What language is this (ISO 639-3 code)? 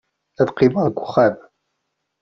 kab